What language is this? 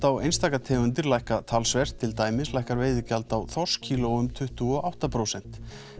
Icelandic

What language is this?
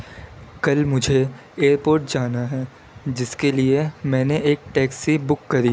Urdu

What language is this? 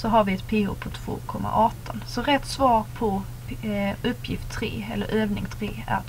Swedish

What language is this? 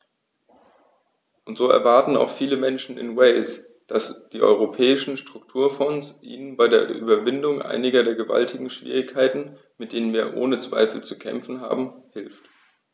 German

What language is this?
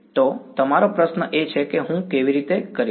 Gujarati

